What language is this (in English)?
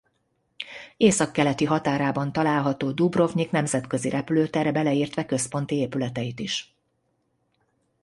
Hungarian